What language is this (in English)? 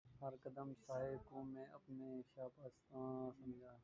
Urdu